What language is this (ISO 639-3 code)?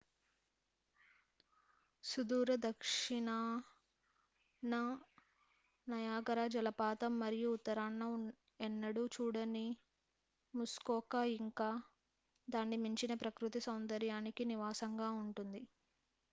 tel